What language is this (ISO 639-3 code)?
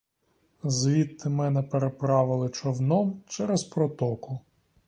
ukr